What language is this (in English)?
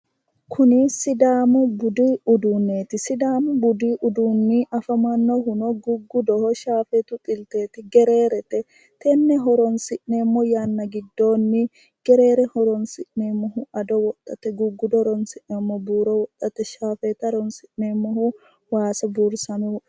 Sidamo